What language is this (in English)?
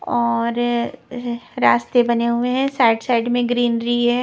Hindi